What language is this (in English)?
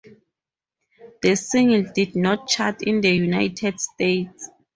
English